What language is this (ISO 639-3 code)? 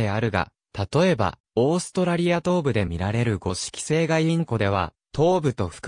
jpn